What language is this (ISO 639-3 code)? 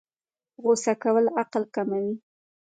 pus